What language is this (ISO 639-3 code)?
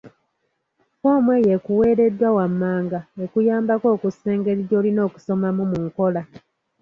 lug